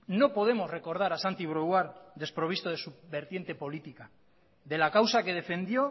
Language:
Spanish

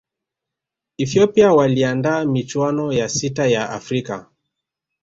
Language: Swahili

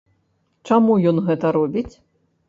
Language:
Belarusian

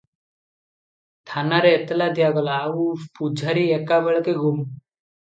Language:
Odia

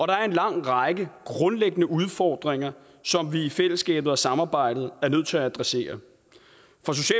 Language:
Danish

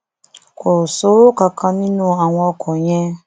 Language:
Yoruba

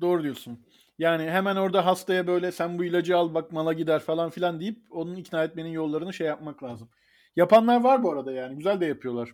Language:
Turkish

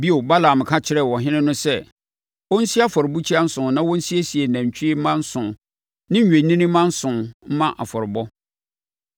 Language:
Akan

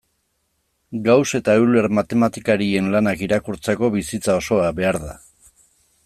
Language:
Basque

